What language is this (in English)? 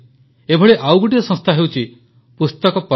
Odia